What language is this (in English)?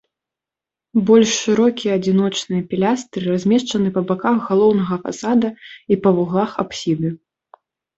Belarusian